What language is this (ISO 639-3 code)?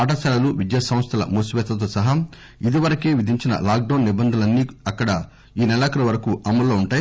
tel